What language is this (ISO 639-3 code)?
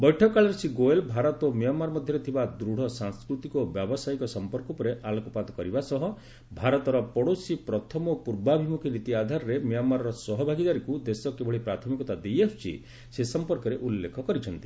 ori